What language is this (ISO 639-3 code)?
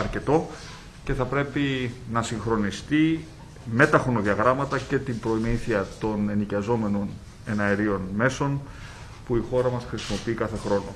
ell